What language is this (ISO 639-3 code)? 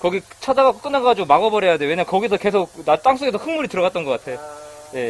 kor